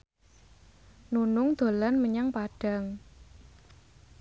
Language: Javanese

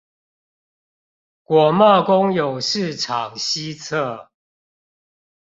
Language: Chinese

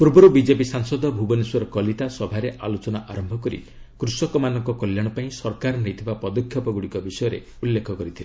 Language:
Odia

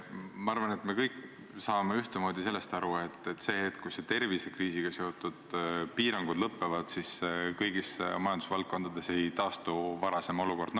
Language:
Estonian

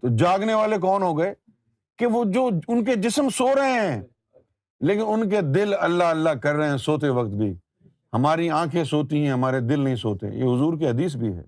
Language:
Urdu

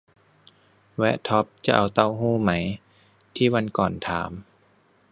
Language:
Thai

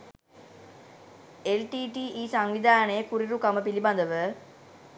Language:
Sinhala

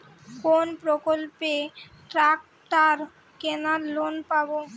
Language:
Bangla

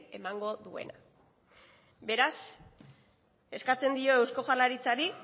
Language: Basque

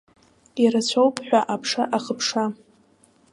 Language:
Abkhazian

